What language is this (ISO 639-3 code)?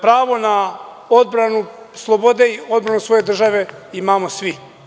srp